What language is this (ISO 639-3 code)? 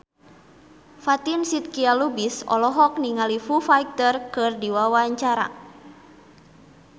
sun